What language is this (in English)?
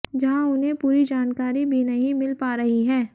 Hindi